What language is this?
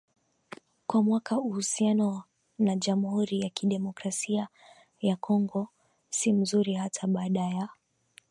Swahili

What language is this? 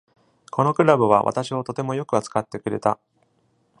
Japanese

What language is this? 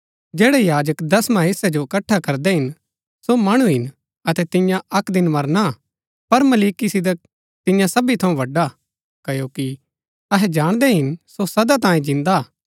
Gaddi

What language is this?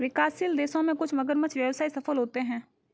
Hindi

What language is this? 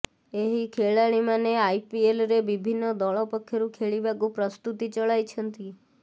Odia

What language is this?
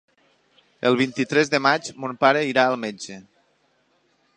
Catalan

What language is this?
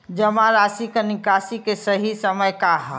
Bhojpuri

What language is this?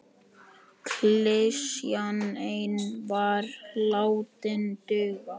Icelandic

